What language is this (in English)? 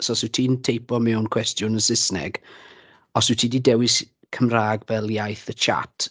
Welsh